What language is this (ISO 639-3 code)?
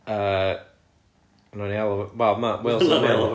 cym